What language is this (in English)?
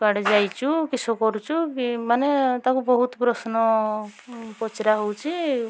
Odia